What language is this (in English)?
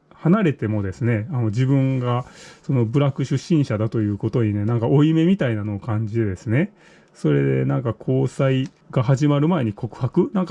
Japanese